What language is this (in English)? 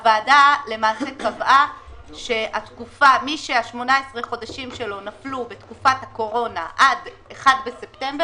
Hebrew